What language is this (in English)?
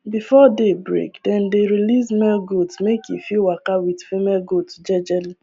Nigerian Pidgin